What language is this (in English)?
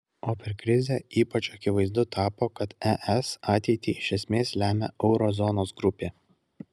Lithuanian